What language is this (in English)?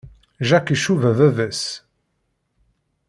Kabyle